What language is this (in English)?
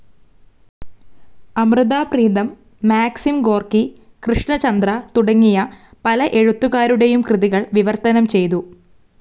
Malayalam